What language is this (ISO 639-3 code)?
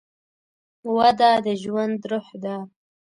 pus